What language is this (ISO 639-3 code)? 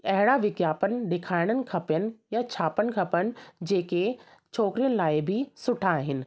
snd